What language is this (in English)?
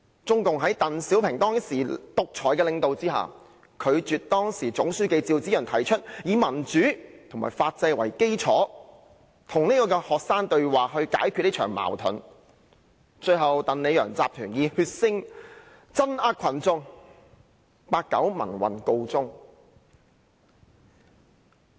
Cantonese